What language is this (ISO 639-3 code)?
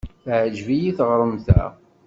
kab